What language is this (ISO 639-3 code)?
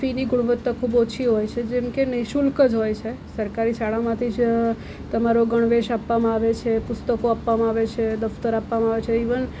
guj